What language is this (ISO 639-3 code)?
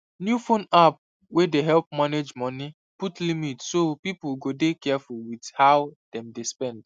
pcm